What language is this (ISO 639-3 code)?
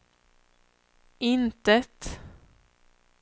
swe